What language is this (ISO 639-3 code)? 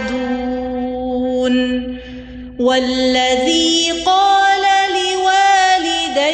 urd